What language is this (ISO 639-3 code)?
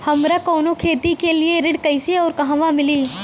bho